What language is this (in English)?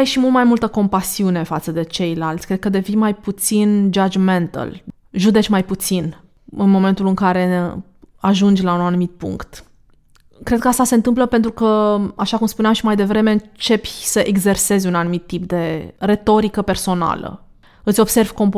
Romanian